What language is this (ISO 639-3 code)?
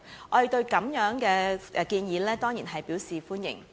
yue